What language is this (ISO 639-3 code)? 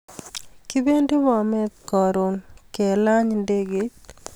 kln